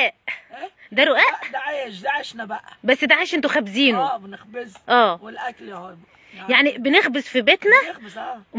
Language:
Arabic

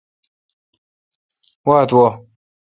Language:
Kalkoti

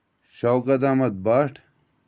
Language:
Kashmiri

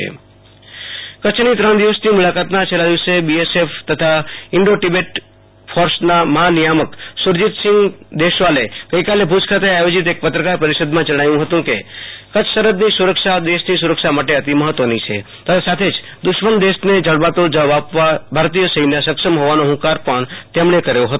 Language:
Gujarati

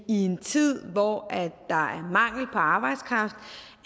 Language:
Danish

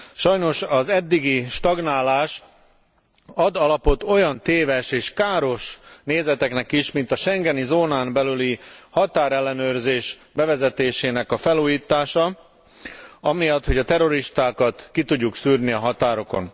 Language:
Hungarian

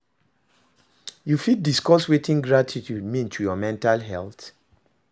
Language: Nigerian Pidgin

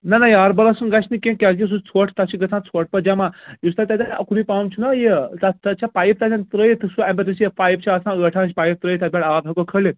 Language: Kashmiri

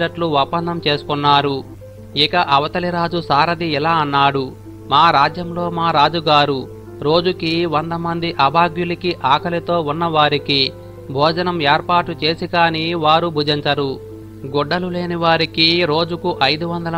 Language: Telugu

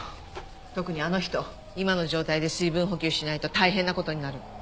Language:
Japanese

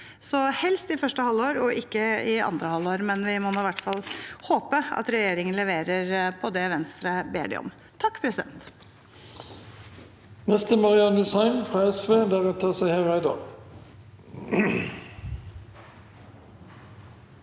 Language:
Norwegian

